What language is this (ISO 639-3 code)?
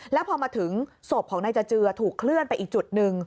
tha